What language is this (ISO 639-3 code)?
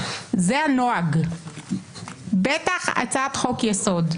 heb